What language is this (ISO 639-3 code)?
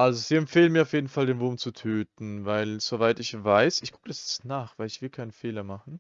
deu